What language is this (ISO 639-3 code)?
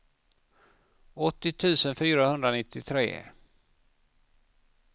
swe